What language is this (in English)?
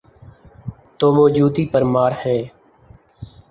Urdu